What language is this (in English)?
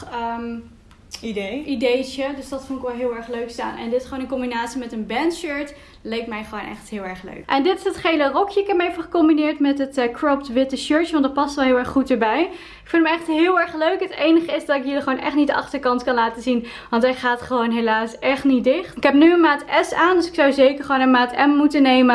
Dutch